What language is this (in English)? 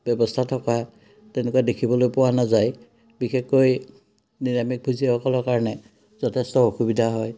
Assamese